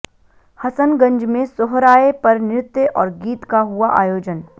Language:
Hindi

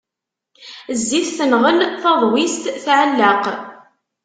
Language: Kabyle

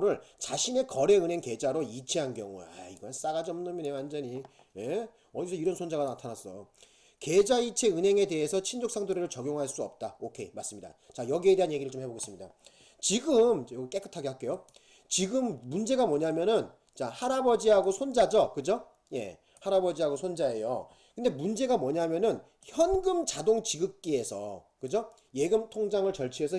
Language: Korean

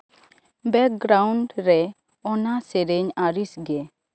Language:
Santali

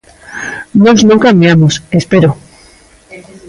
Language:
Galician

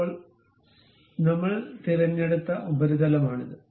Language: Malayalam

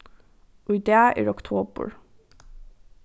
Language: Faroese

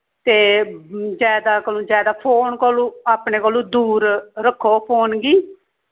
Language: Dogri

